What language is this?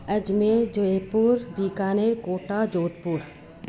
Sindhi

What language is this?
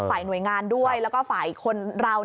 Thai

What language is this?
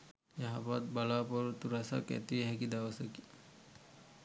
Sinhala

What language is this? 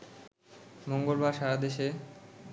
Bangla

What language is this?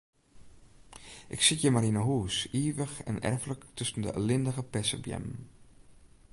Western Frisian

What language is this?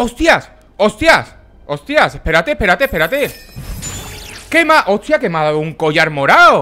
Spanish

